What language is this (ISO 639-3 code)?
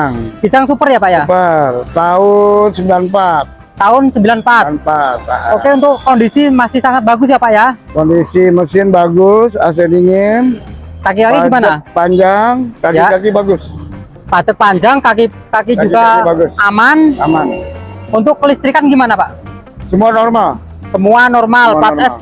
ind